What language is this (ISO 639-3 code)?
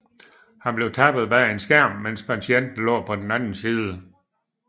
dan